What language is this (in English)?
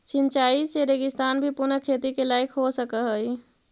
Magahi